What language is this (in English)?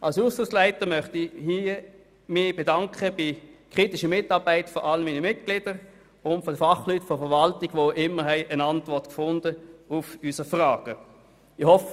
Swiss German